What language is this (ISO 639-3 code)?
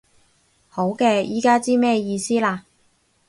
yue